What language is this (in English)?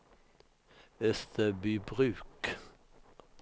Swedish